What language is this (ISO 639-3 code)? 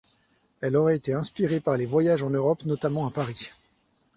fra